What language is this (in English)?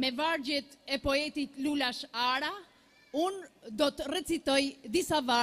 Romanian